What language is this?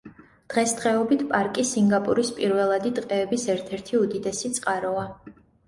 Georgian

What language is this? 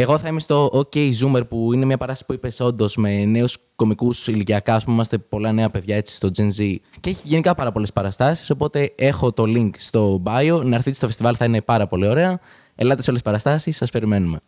Greek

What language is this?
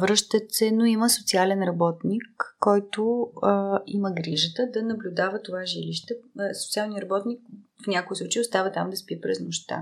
Bulgarian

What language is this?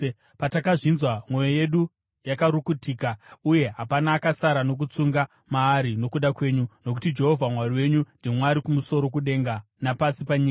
Shona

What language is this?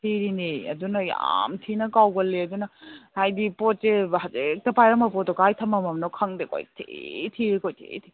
Manipuri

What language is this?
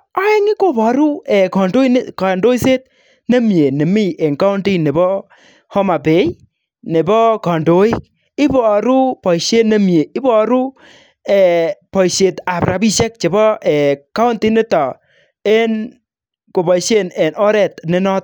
Kalenjin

